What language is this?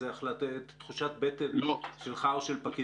Hebrew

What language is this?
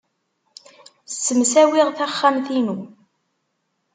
Kabyle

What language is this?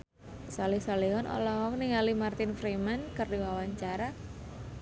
Sundanese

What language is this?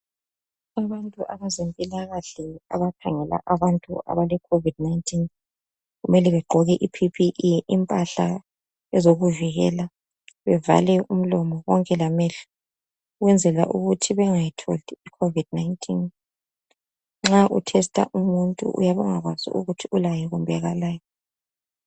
North Ndebele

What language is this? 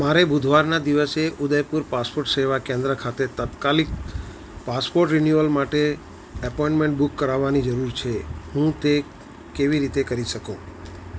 Gujarati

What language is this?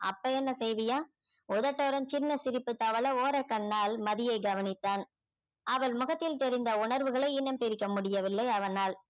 Tamil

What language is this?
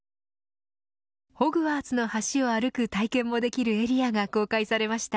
Japanese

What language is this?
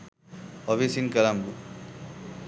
Sinhala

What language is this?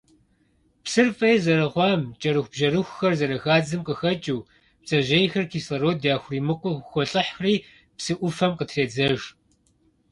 Kabardian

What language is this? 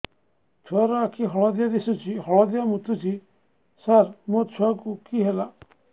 Odia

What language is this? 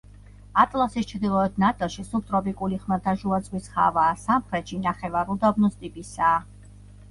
Georgian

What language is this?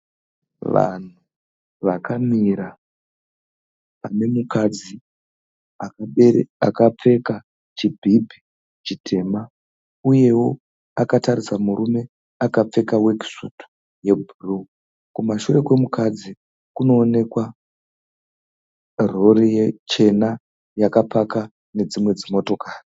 Shona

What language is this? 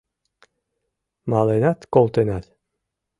Mari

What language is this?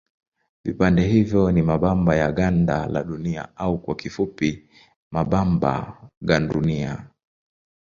Swahili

